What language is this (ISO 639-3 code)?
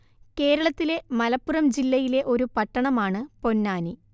mal